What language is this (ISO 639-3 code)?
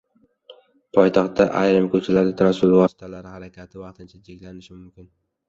uzb